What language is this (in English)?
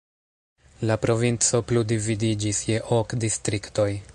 Esperanto